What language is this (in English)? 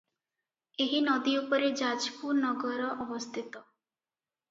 Odia